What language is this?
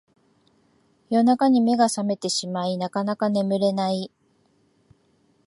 Japanese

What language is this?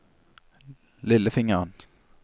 Norwegian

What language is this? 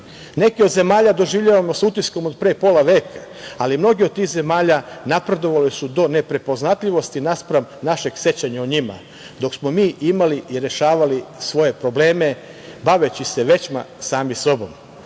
Serbian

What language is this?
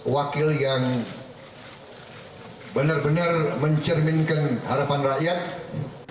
Indonesian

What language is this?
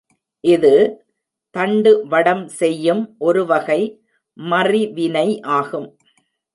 Tamil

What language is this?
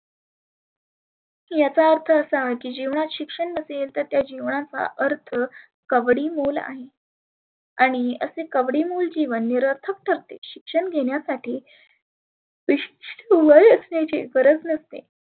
Marathi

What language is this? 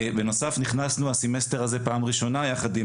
Hebrew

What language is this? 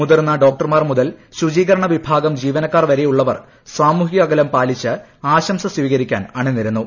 Malayalam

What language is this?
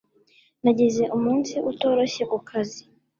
Kinyarwanda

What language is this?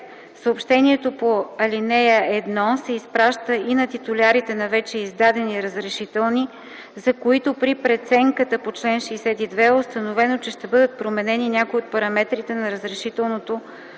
Bulgarian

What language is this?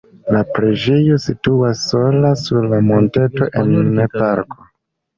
Esperanto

